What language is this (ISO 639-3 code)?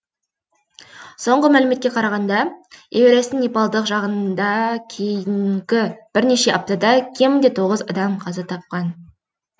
kaz